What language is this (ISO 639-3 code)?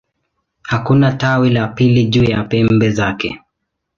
swa